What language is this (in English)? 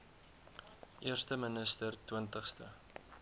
Afrikaans